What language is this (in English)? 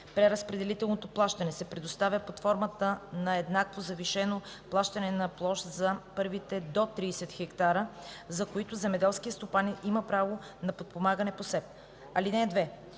Bulgarian